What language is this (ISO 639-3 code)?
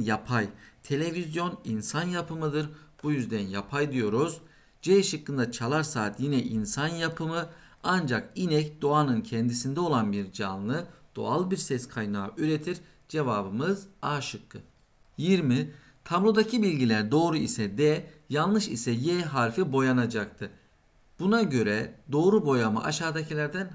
tur